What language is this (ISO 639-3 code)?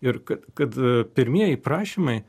lit